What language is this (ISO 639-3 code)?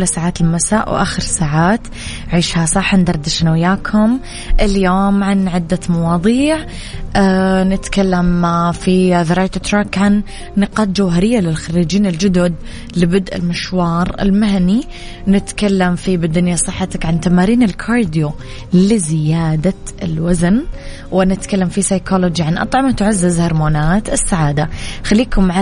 ara